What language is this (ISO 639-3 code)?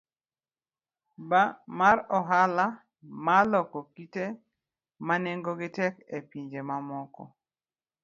luo